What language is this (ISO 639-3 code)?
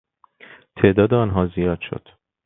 fas